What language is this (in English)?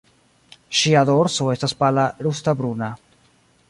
Esperanto